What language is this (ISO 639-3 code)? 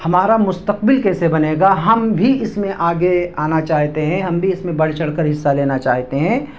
urd